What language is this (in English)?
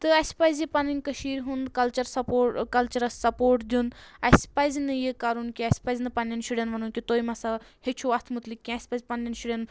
Kashmiri